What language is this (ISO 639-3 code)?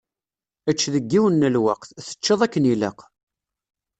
kab